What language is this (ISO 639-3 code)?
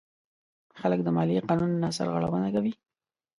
pus